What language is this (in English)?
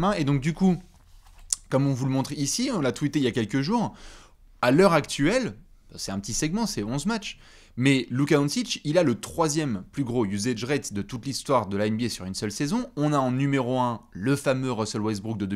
French